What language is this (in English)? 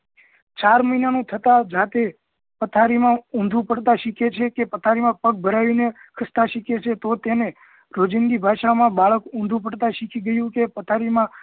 Gujarati